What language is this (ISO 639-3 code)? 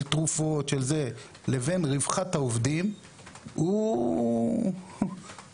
heb